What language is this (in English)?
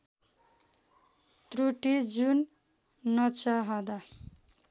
Nepali